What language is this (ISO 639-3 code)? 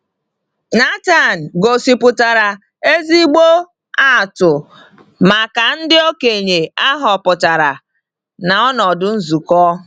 ibo